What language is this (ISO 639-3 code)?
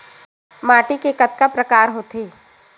hne